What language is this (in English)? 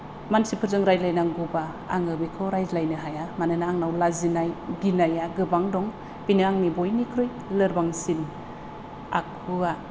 Bodo